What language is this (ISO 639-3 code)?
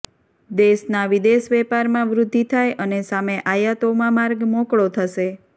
guj